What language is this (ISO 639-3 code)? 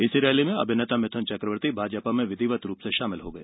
hin